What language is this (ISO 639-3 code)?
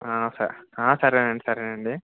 tel